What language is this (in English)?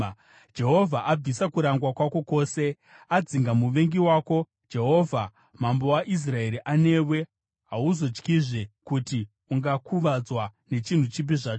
Shona